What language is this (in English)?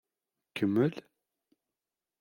Kabyle